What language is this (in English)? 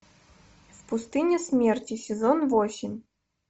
Russian